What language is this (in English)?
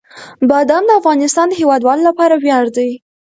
Pashto